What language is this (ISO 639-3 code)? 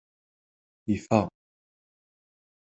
kab